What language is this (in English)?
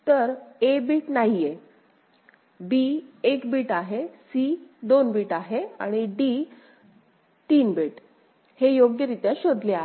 Marathi